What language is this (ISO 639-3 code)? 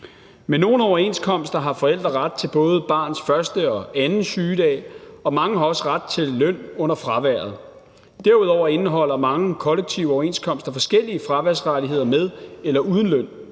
dan